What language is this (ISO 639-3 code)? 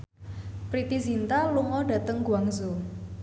jav